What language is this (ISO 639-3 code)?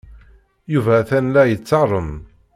kab